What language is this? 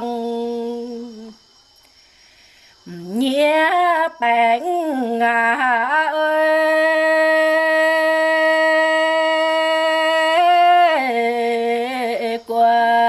Vietnamese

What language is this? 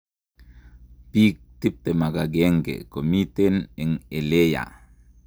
Kalenjin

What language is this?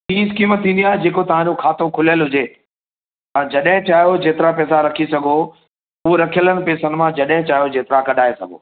Sindhi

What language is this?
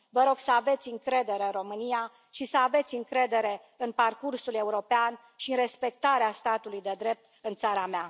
Romanian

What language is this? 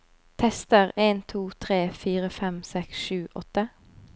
Norwegian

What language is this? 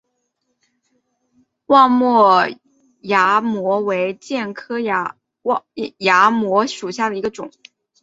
Chinese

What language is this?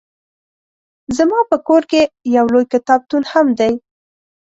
Pashto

